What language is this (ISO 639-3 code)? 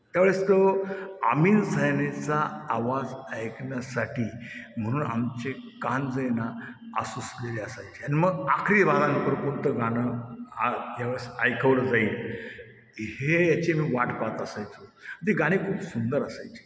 mar